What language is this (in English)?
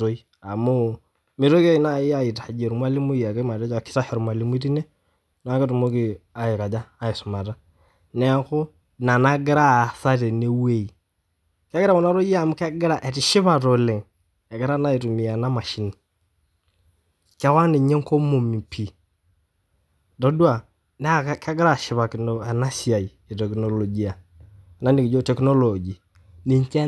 Masai